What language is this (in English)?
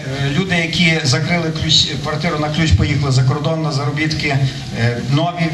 Ukrainian